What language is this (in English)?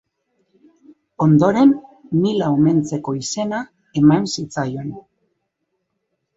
Basque